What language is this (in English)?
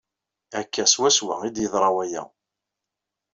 Kabyle